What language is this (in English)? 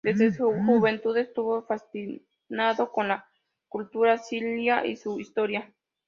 Spanish